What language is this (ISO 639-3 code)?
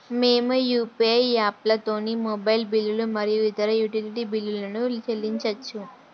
tel